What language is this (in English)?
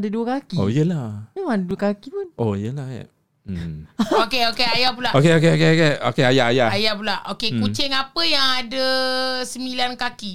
Malay